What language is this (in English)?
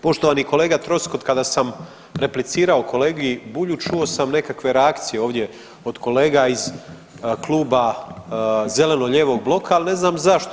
Croatian